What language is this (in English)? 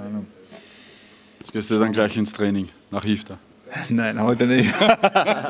German